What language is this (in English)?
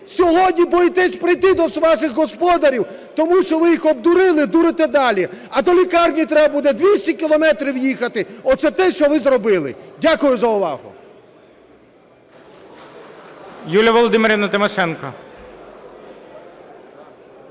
Ukrainian